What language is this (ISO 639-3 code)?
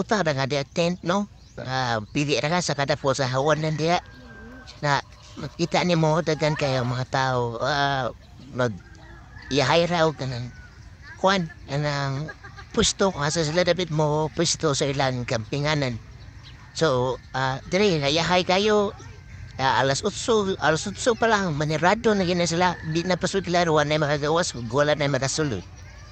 fil